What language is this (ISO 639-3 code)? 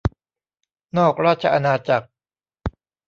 tha